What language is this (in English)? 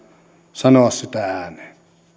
Finnish